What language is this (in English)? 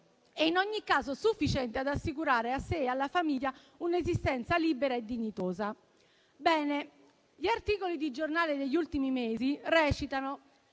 Italian